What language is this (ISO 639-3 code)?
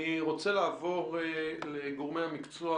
heb